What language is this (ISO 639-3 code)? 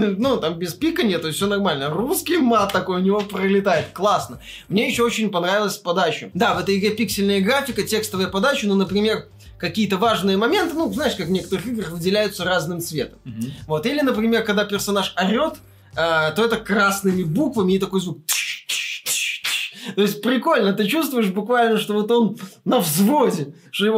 rus